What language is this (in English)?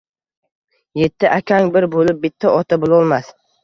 Uzbek